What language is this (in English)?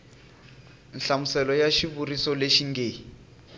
Tsonga